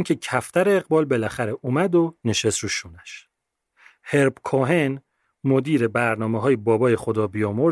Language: Persian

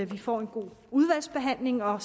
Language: Danish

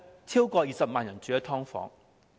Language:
Cantonese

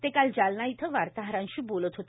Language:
Marathi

